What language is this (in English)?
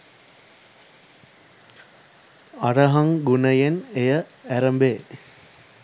Sinhala